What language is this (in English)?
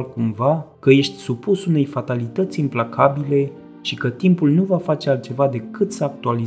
Romanian